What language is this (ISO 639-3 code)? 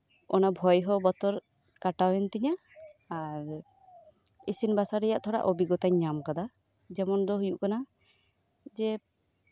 sat